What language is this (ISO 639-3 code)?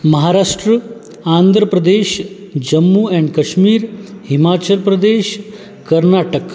mar